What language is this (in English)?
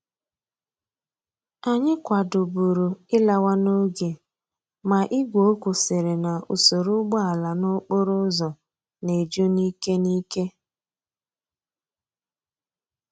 Igbo